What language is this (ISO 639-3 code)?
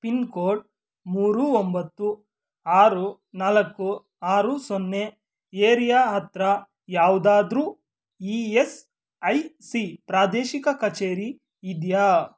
kan